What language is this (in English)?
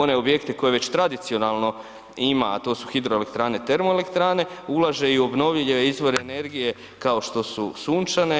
Croatian